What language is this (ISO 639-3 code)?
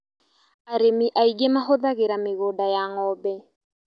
kik